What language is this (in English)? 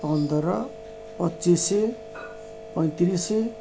Odia